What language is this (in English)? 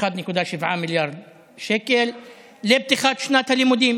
Hebrew